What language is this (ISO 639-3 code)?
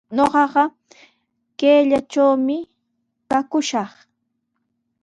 qws